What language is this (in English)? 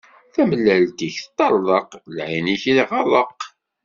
Kabyle